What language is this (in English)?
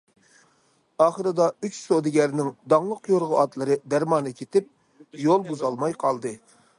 Uyghur